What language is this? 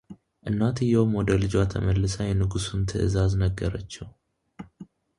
Amharic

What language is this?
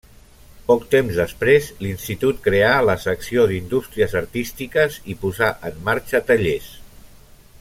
Catalan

